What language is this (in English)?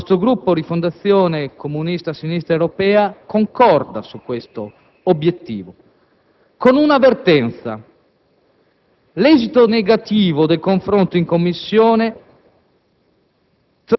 Italian